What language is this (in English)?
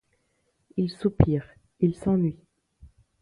French